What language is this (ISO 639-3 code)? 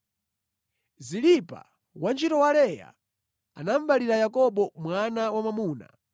nya